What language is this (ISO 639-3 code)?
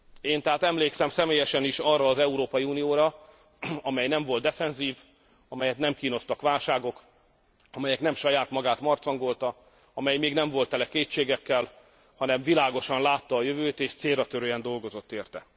hun